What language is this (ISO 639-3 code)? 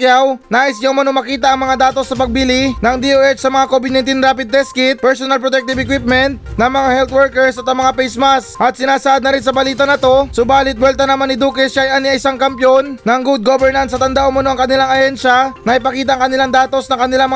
fil